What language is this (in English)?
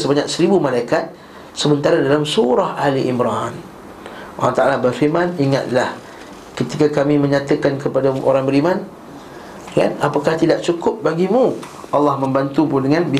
Malay